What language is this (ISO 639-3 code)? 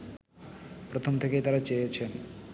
ben